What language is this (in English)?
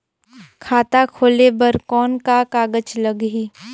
Chhattisgarhi